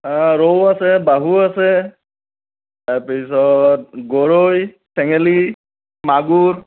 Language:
Assamese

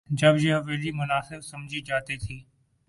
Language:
Urdu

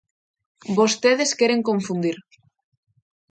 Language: Galician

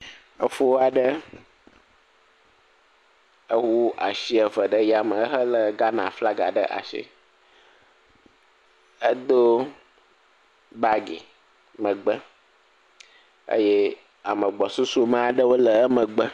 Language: Ewe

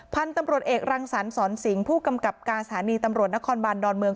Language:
Thai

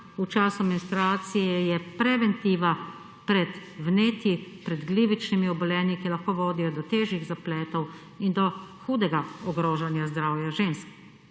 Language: Slovenian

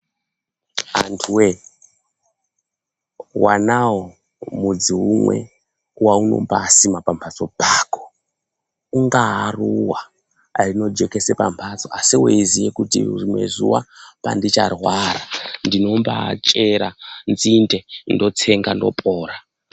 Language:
Ndau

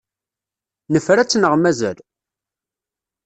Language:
Kabyle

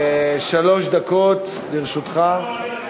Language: Hebrew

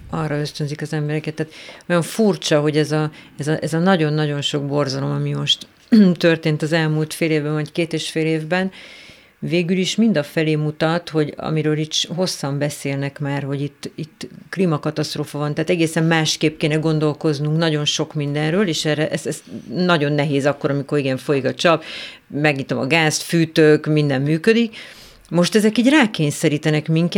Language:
Hungarian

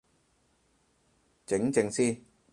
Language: Cantonese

